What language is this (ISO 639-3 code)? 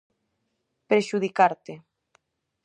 glg